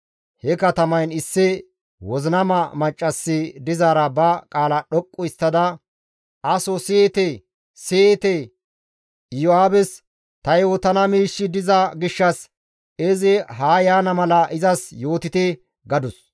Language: Gamo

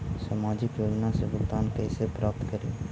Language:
Magahi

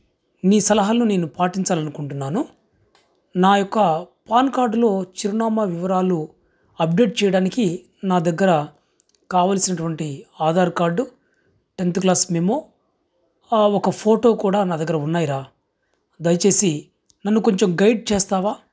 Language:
Telugu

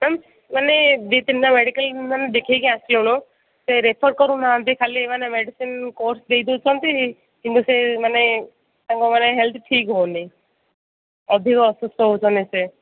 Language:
Odia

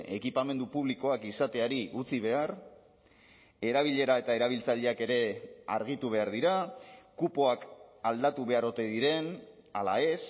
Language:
Basque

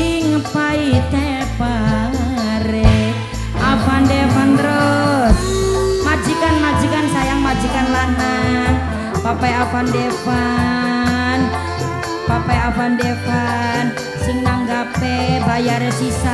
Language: Indonesian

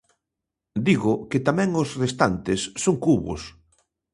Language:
Galician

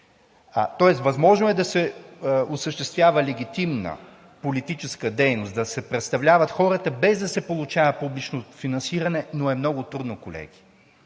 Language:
Bulgarian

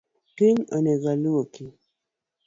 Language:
Luo (Kenya and Tanzania)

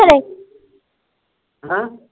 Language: Punjabi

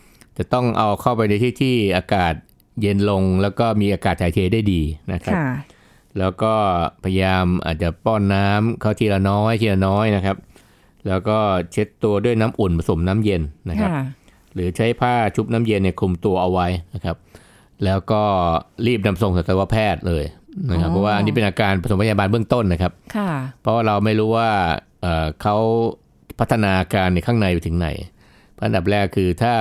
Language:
Thai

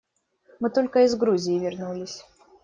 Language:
Russian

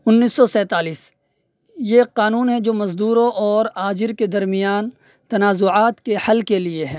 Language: Urdu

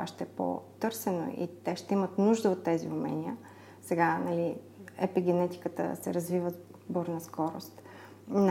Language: Bulgarian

